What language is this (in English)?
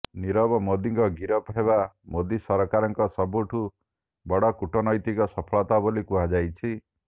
Odia